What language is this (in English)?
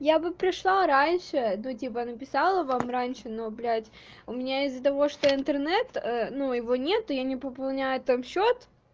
Russian